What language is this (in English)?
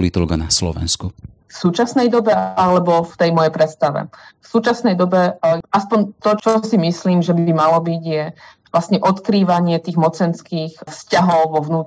Slovak